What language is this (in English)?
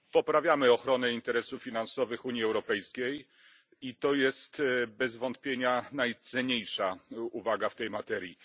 Polish